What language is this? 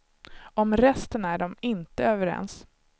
Swedish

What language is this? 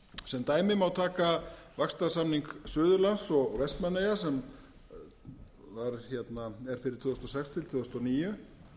Icelandic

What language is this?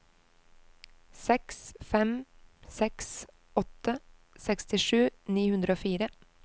Norwegian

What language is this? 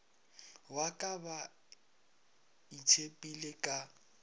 Northern Sotho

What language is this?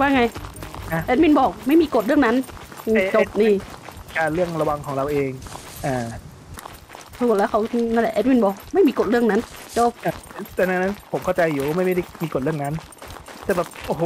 Thai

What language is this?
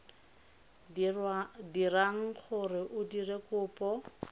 Tswana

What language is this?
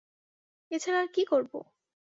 Bangla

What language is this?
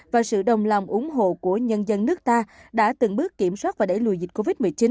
Vietnamese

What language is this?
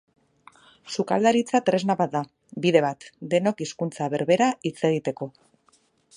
Basque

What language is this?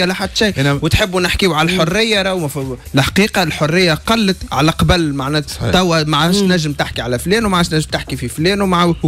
Arabic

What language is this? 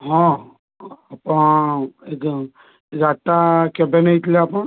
Odia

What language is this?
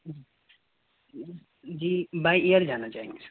Urdu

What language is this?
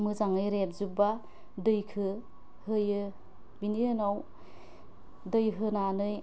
Bodo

